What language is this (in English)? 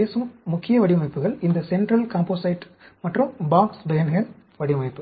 Tamil